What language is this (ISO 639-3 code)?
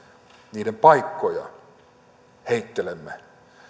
fin